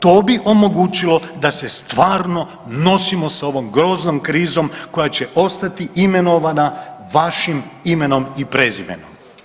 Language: Croatian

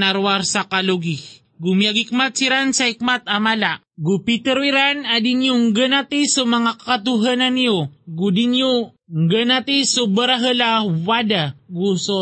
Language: Filipino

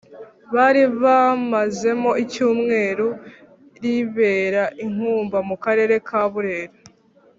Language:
Kinyarwanda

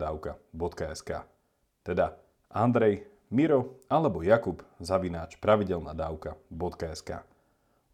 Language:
Slovak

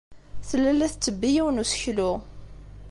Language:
Kabyle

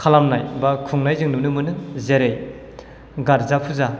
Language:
Bodo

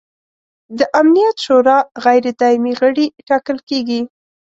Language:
Pashto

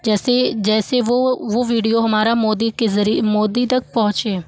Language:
Hindi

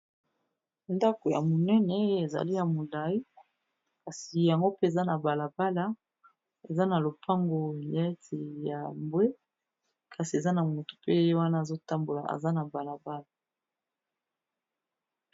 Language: Lingala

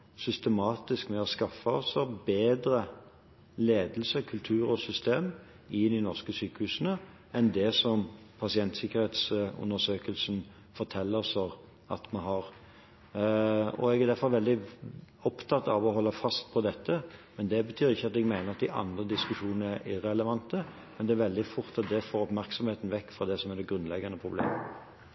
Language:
Norwegian Bokmål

